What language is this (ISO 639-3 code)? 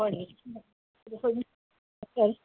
mni